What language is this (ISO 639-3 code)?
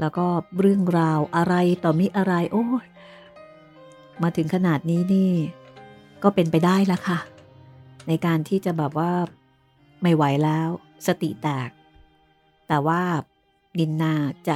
tha